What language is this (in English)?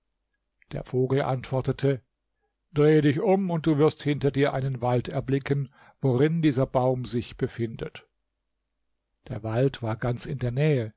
German